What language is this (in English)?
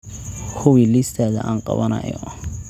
Somali